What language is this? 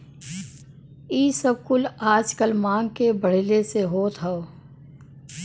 Bhojpuri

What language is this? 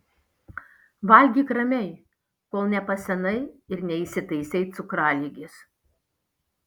Lithuanian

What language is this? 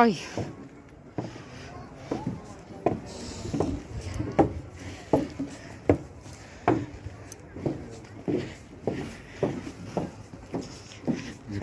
Spanish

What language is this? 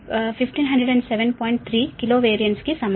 Telugu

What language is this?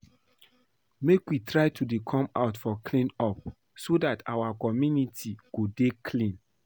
Nigerian Pidgin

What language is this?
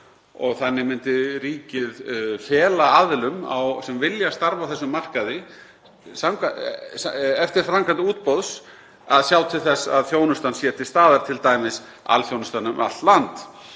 Icelandic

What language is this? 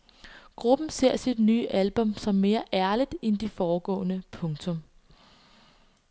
Danish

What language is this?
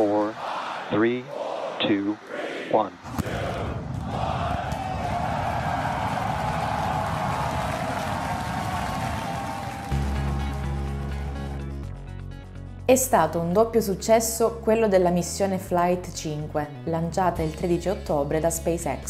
Italian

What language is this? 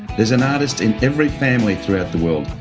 English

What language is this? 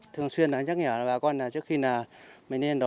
Vietnamese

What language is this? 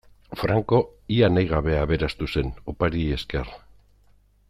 Basque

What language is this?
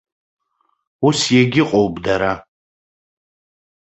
Abkhazian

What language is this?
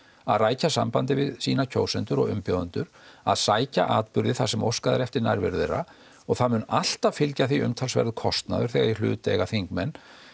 Icelandic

